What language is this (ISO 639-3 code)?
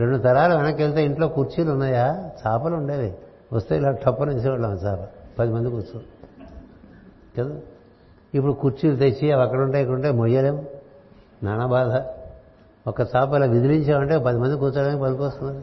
tel